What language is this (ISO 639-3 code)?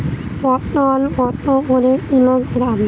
ben